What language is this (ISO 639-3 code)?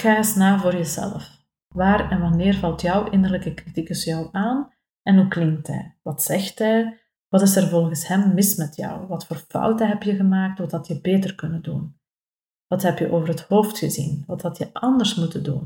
nld